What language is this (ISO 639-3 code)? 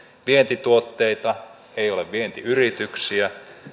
fin